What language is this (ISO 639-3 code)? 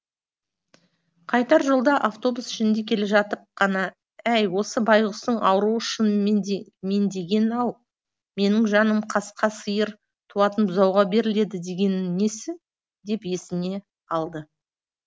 kaz